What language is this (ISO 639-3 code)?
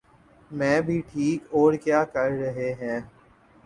urd